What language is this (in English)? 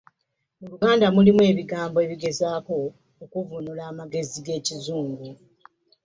Ganda